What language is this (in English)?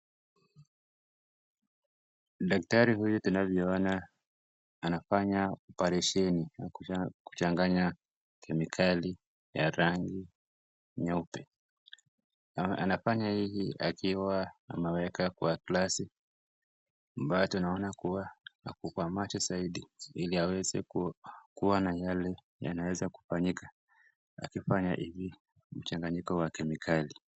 Swahili